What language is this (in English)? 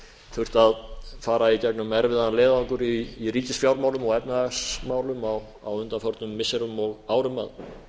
Icelandic